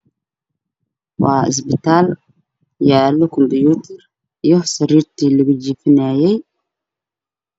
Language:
Somali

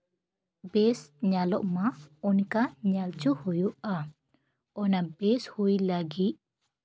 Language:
Santali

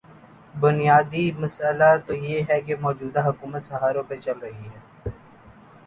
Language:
Urdu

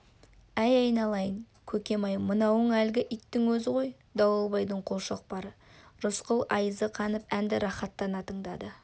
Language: Kazakh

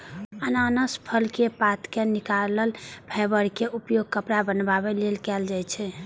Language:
Maithili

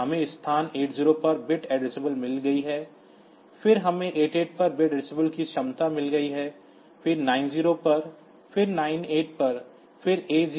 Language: Hindi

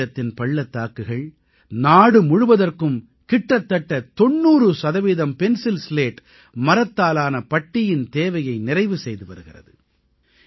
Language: Tamil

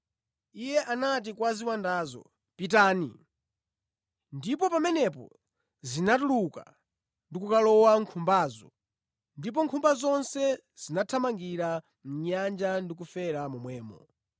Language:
Nyanja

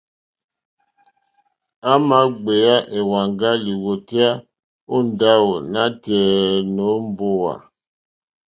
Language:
Mokpwe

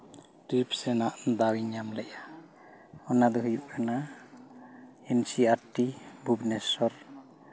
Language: Santali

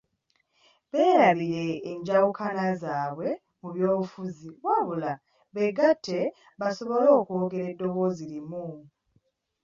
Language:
Ganda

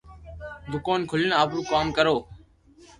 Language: Loarki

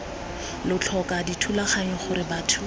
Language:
Tswana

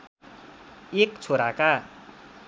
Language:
Nepali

